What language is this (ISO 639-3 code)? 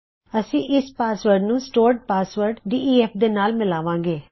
pan